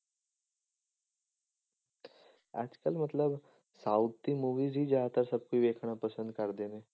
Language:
Punjabi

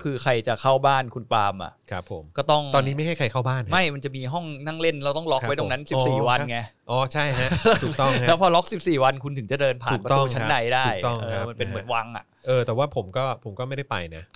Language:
Thai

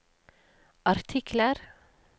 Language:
Norwegian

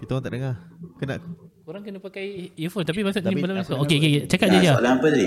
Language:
Malay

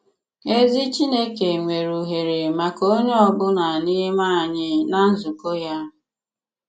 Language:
Igbo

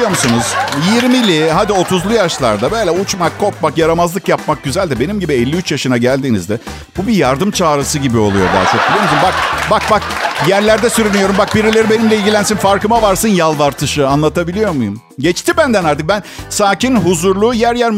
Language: Turkish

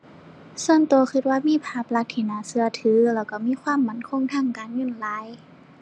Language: Thai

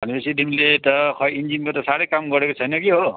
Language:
Nepali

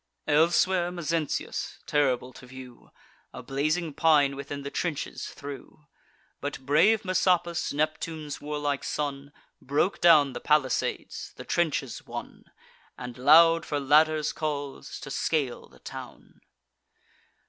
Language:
English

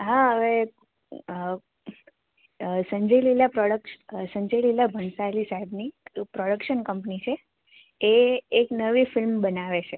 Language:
Gujarati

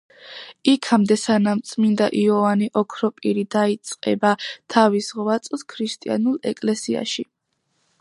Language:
Georgian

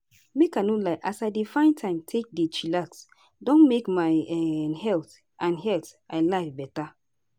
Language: Nigerian Pidgin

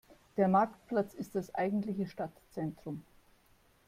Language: German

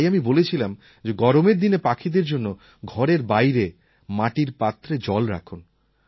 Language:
Bangla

